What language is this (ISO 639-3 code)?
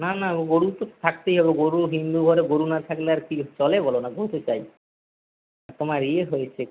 ben